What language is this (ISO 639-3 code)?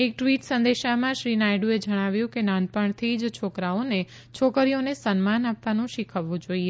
guj